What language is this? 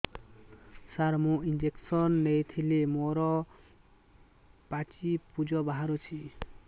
Odia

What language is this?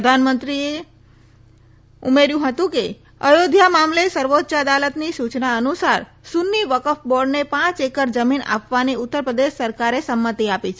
Gujarati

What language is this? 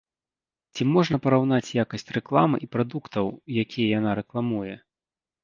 Belarusian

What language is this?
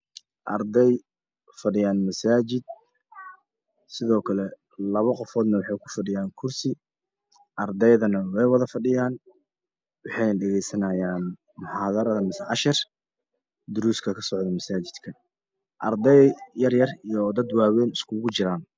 Somali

